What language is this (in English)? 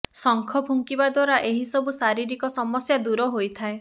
Odia